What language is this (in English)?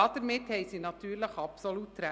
Swiss German